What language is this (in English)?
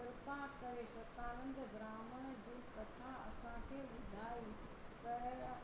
Sindhi